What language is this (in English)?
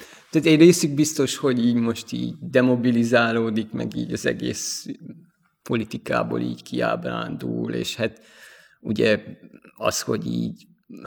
Hungarian